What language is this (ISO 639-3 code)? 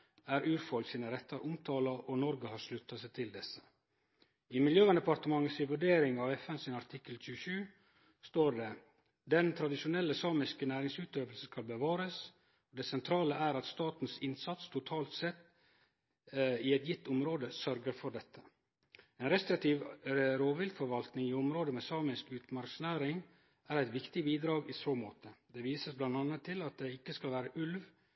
nno